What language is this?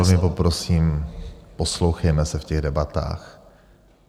Czech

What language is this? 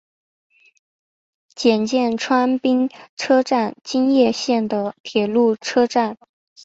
Chinese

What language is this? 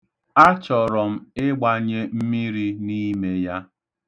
Igbo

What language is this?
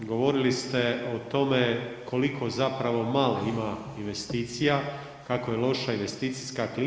Croatian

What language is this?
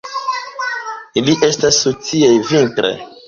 Esperanto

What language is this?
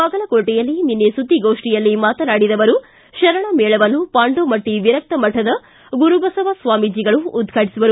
Kannada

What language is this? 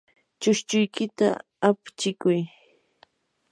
Yanahuanca Pasco Quechua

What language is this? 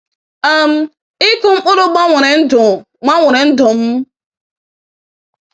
Igbo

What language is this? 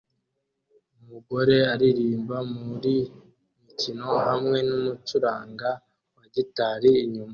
Kinyarwanda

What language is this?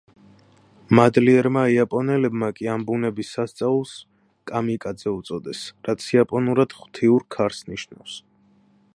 Georgian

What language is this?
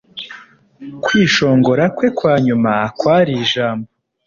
Kinyarwanda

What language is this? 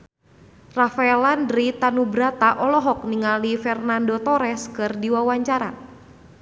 Sundanese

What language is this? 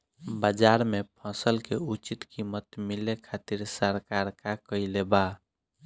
Bhojpuri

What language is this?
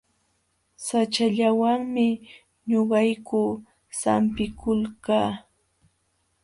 Jauja Wanca Quechua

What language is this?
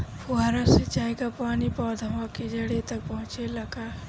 Bhojpuri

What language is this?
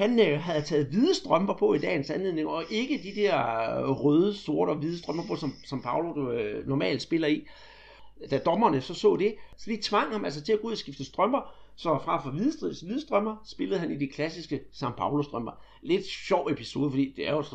Danish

